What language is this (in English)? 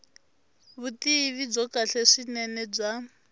Tsonga